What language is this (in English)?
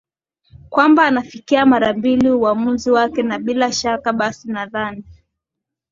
Swahili